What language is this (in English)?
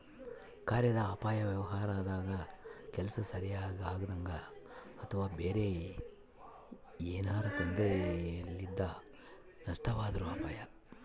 Kannada